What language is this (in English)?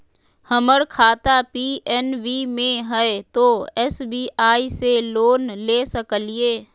Magahi